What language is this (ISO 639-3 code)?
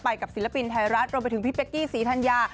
tha